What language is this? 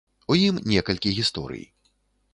Belarusian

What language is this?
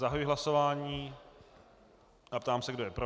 Czech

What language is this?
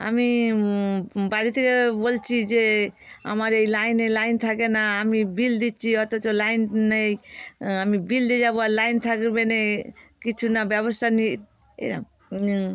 Bangla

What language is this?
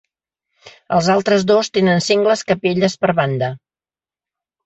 Catalan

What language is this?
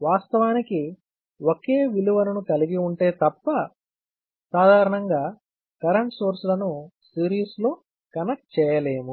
Telugu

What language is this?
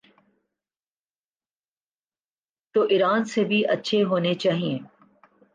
Urdu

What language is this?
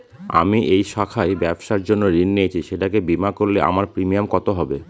Bangla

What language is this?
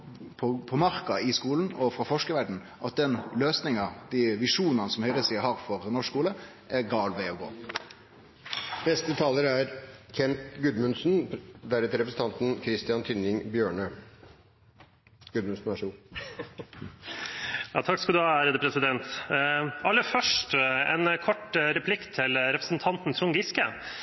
Norwegian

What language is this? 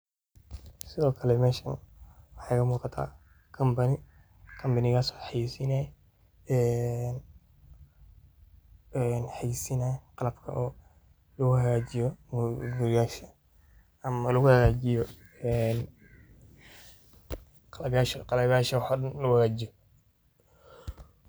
Somali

